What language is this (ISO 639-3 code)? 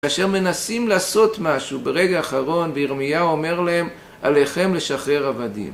heb